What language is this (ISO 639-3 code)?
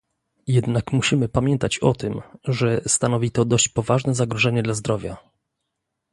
pol